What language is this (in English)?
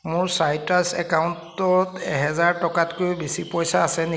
Assamese